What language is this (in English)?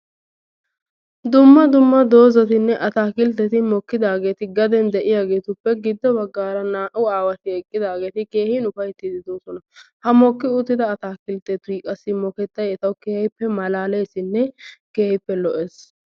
Wolaytta